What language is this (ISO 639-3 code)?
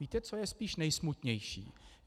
ces